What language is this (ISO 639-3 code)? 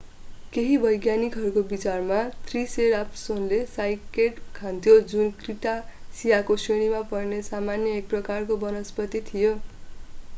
nep